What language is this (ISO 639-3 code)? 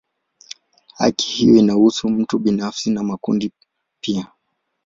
swa